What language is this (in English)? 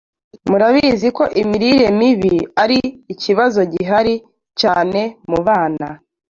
Kinyarwanda